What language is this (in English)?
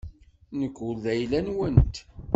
Kabyle